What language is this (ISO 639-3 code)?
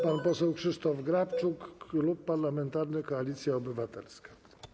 pol